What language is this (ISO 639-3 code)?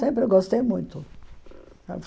por